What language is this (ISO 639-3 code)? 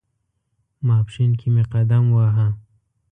pus